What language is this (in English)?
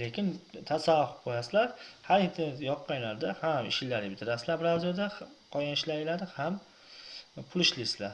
Turkish